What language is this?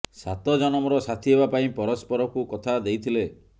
Odia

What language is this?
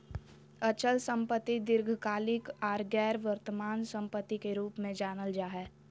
Magahi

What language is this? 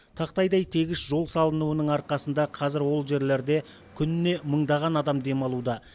Kazakh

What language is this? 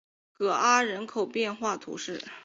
Chinese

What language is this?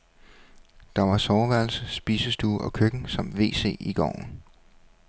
Danish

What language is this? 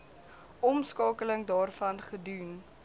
Afrikaans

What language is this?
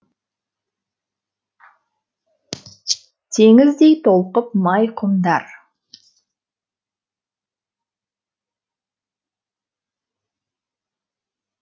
Kazakh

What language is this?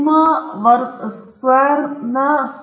Kannada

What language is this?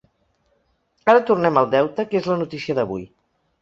Catalan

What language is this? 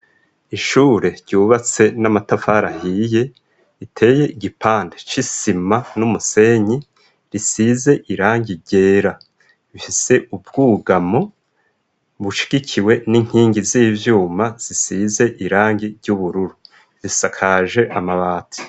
Rundi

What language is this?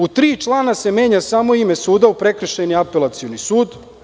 Serbian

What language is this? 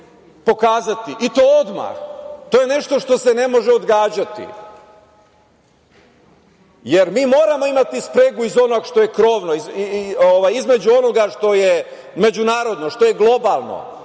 Serbian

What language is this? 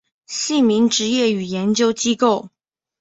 Chinese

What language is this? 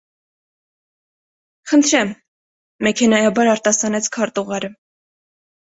Armenian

